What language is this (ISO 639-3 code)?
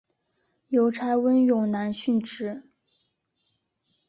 zho